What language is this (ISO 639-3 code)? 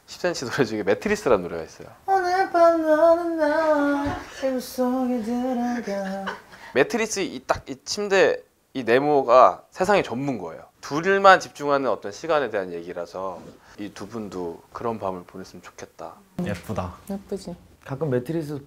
kor